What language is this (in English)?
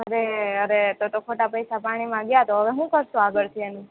Gujarati